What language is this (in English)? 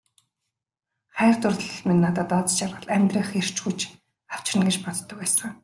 Mongolian